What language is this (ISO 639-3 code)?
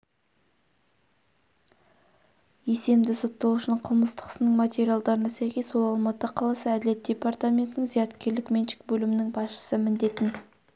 kaz